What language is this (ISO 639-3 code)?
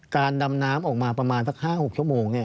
tha